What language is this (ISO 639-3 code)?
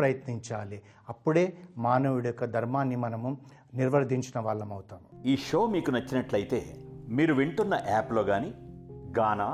tel